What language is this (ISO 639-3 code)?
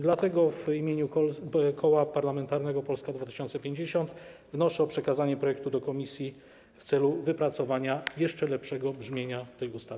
pol